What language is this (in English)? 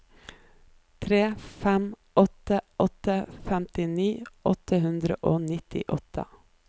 Norwegian